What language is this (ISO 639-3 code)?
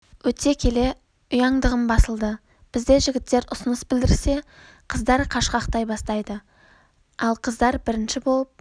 kaz